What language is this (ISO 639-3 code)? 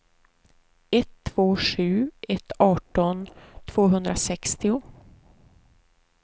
swe